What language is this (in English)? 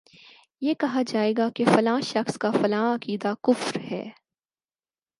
Urdu